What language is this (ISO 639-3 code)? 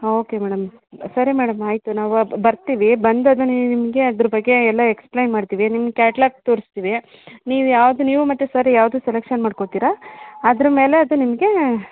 kan